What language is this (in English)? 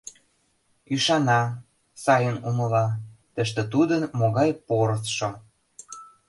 Mari